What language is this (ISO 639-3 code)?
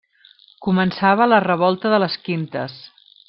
cat